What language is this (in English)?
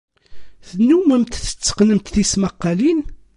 Kabyle